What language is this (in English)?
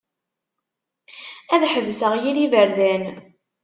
Kabyle